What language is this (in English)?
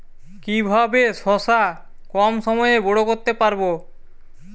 Bangla